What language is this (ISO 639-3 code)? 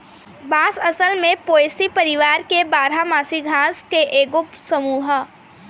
bho